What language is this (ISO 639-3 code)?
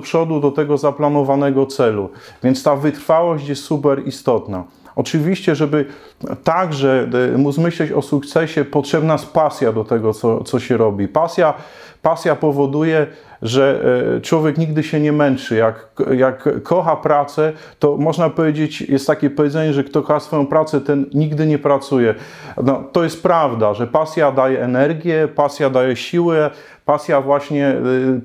pol